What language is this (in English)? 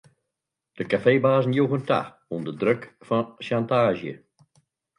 Western Frisian